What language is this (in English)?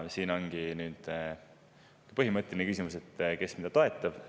Estonian